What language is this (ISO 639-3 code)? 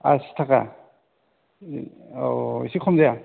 brx